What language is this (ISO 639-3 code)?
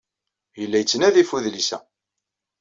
kab